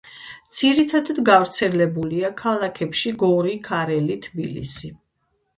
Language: Georgian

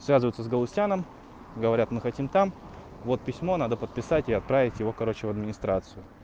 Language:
Russian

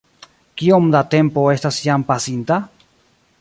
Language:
Esperanto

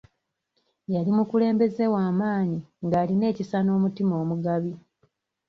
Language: Ganda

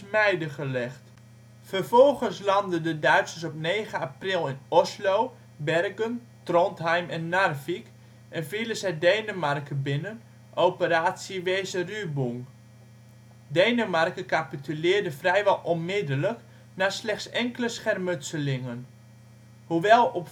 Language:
Dutch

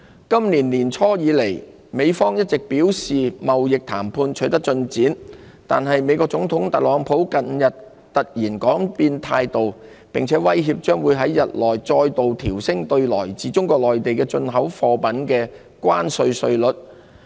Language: Cantonese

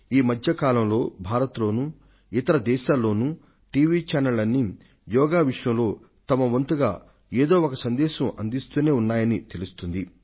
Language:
Telugu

